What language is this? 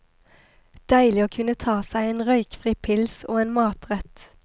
Norwegian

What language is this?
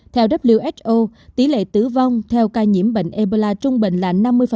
Vietnamese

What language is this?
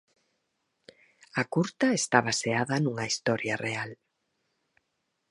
Galician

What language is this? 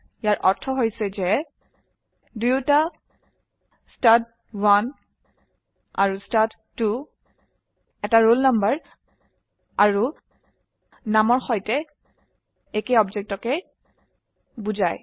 Assamese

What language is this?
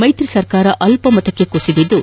Kannada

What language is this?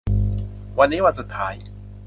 Thai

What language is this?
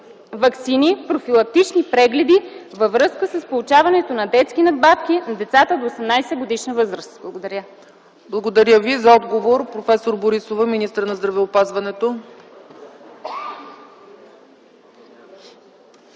Bulgarian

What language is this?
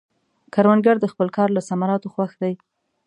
Pashto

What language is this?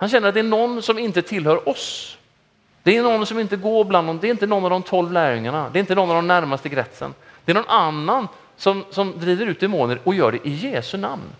Swedish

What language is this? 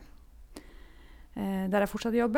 Norwegian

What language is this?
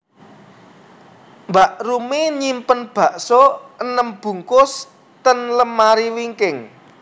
Javanese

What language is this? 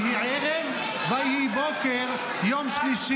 Hebrew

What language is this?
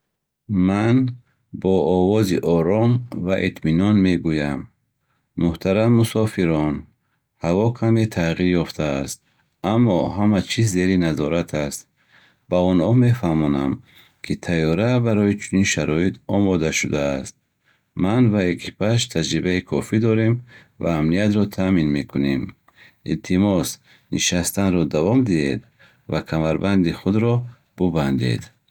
Bukharic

